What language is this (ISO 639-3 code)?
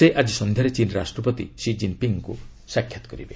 ori